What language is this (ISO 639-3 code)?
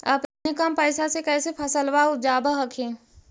mag